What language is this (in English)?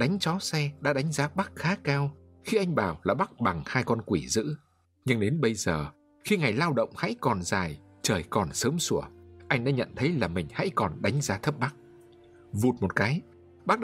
Vietnamese